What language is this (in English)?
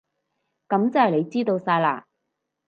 Cantonese